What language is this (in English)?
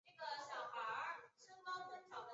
Chinese